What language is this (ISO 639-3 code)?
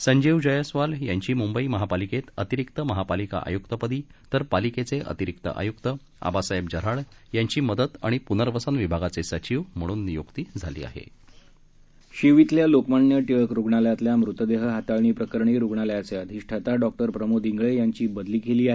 mar